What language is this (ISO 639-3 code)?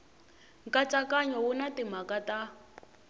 tso